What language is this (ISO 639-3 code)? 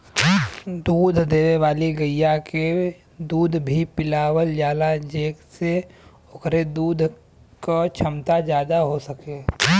bho